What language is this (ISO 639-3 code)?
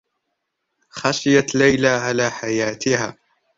ara